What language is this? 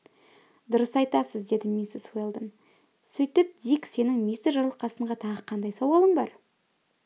Kazakh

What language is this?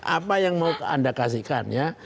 Indonesian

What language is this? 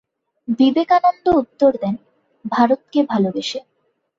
Bangla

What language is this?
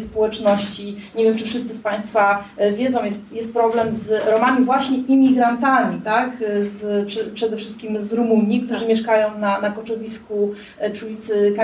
Polish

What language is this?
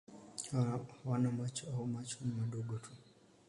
Swahili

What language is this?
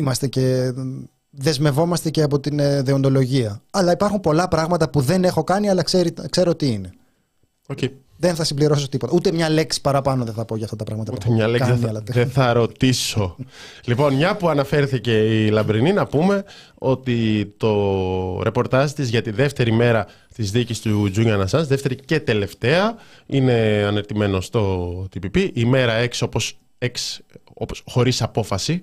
Greek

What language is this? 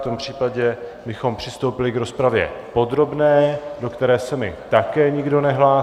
Czech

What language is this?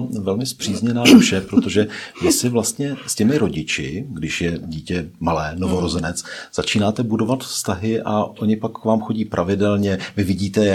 Czech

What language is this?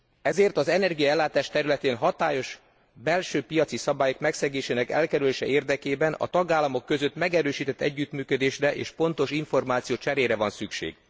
Hungarian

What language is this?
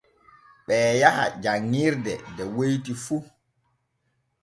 Borgu Fulfulde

